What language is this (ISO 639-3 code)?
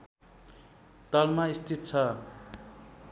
nep